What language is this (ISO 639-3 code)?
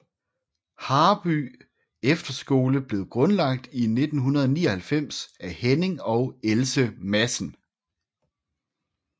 dan